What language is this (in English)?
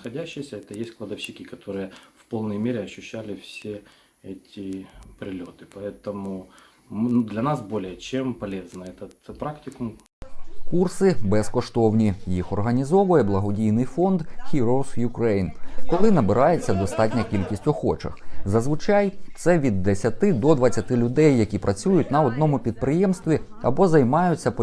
Ukrainian